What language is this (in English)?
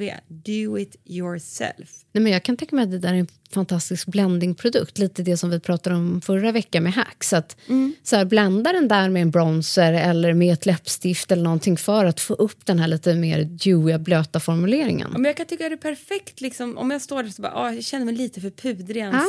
Swedish